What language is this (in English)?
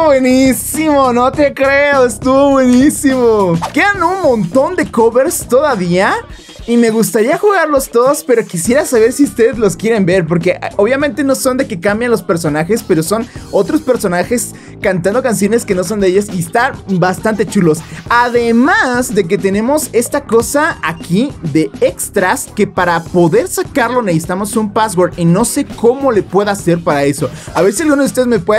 Spanish